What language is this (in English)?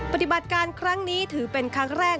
Thai